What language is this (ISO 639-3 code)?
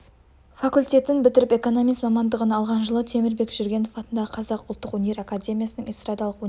kaz